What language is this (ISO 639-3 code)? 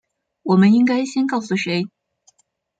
zho